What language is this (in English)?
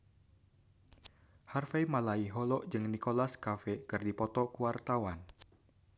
Sundanese